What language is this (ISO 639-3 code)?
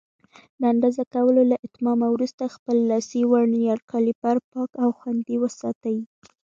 pus